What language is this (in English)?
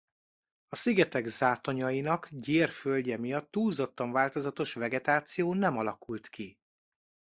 Hungarian